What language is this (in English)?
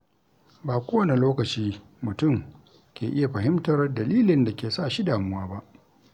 Hausa